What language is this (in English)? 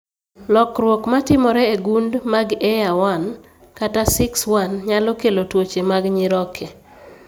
Luo (Kenya and Tanzania)